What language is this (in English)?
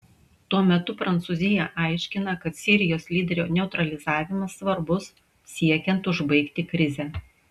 Lithuanian